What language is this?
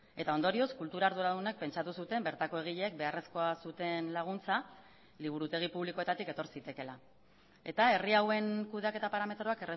Basque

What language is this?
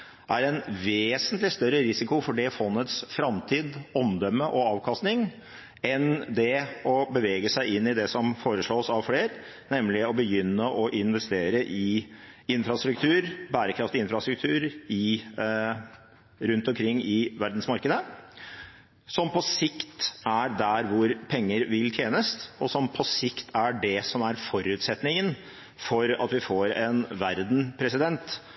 Norwegian Bokmål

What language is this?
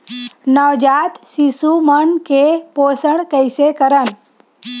Chhattisgarhi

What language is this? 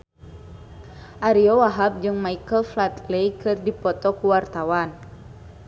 Sundanese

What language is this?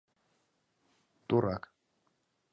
Mari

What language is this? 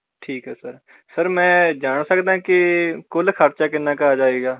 Punjabi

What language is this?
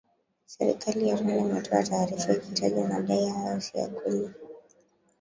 Swahili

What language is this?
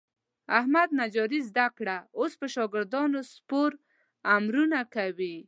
Pashto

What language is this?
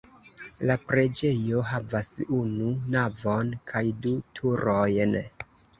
Esperanto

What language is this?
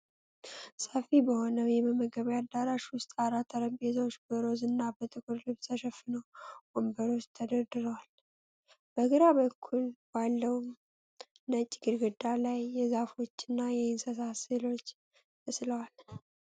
Amharic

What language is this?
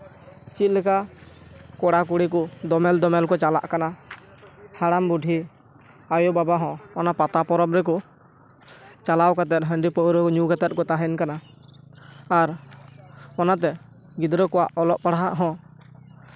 Santali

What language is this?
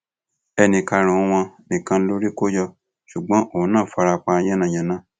Yoruba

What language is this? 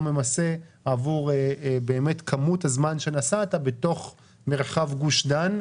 Hebrew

